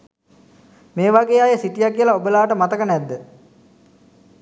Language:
Sinhala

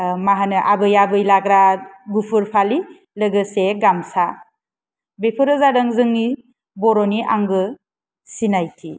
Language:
Bodo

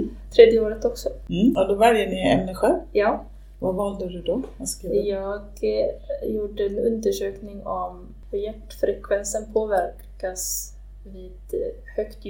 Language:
Swedish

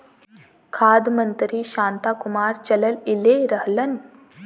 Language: Bhojpuri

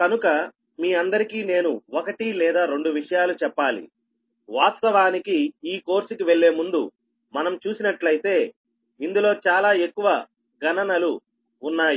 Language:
Telugu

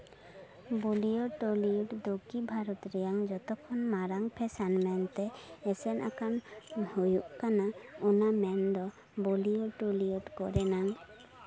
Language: Santali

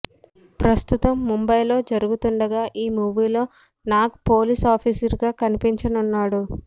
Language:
Telugu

